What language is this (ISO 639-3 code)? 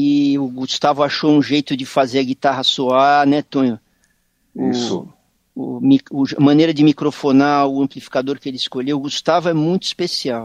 por